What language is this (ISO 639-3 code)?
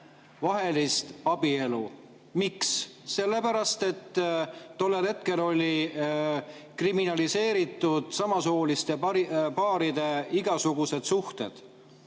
est